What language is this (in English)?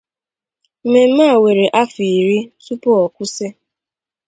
Igbo